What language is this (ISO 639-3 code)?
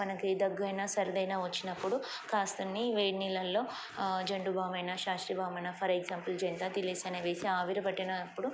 tel